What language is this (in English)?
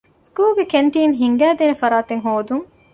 Divehi